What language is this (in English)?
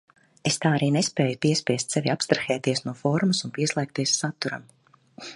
Latvian